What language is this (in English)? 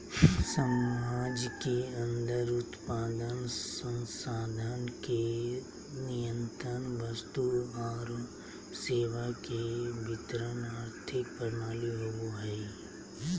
Magahi